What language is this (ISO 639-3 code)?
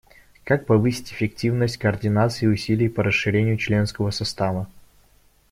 rus